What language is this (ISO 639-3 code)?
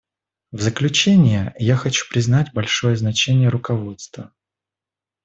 rus